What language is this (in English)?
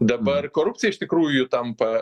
Lithuanian